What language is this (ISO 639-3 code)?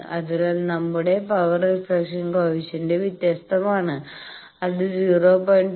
mal